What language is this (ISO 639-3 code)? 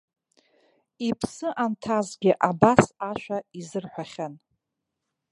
abk